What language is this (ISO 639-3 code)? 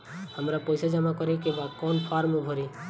bho